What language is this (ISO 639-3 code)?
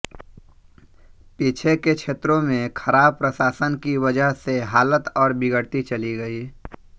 hin